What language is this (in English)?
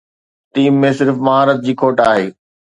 Sindhi